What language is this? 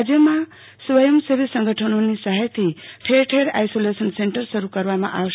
Gujarati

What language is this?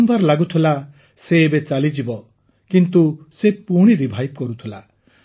Odia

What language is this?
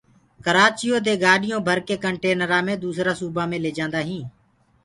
Gurgula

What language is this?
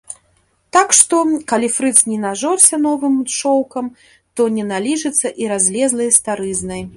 Belarusian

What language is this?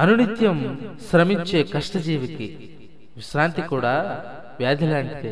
Telugu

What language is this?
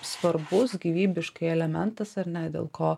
Lithuanian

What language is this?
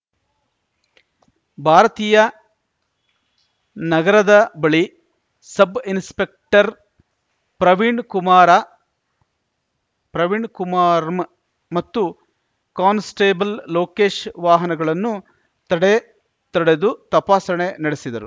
Kannada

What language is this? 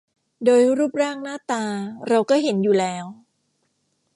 Thai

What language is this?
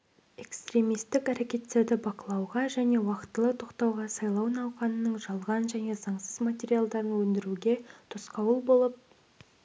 Kazakh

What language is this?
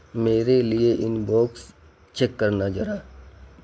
Urdu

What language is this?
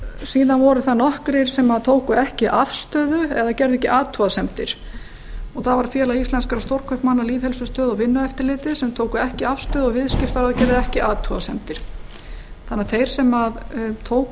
Icelandic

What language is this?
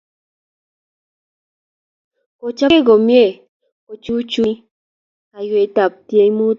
Kalenjin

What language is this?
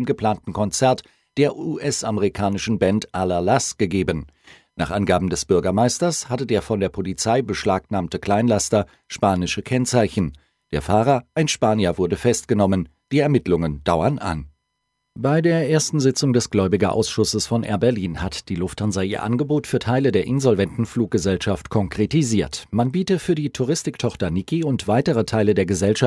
German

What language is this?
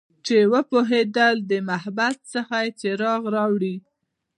Pashto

